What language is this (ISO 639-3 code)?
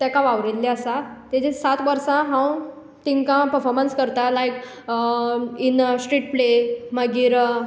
kok